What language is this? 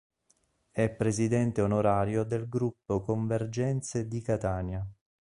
Italian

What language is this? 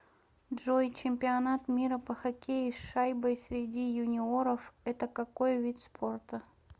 Russian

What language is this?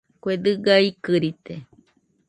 Nüpode Huitoto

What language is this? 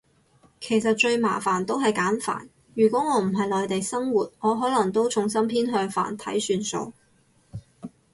Cantonese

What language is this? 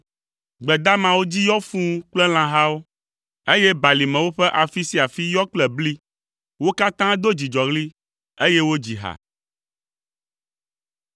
Ewe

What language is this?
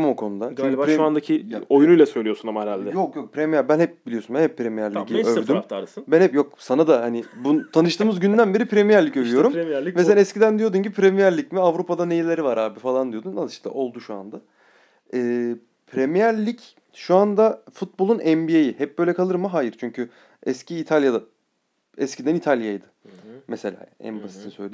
Turkish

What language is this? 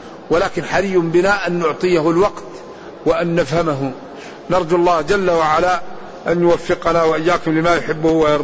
Arabic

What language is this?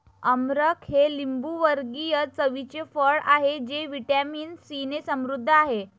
Marathi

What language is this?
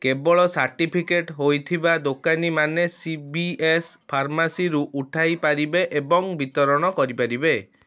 Odia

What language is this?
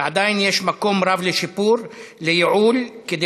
Hebrew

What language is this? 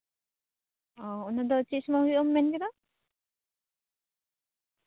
Santali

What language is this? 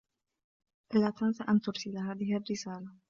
Arabic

